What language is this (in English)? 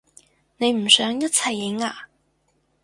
Cantonese